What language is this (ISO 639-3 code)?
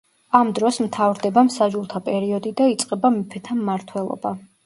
kat